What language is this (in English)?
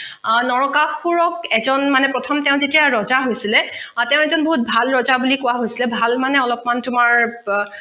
Assamese